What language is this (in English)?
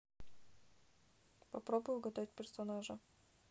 Russian